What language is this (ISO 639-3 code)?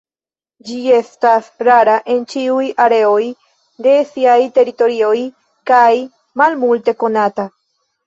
epo